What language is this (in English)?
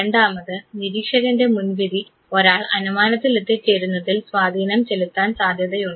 Malayalam